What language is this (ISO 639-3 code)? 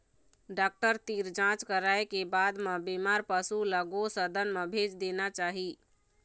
hne